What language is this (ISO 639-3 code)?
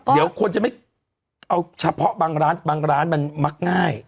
tha